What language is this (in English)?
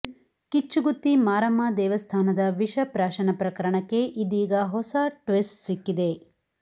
Kannada